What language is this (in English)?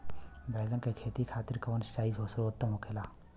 Bhojpuri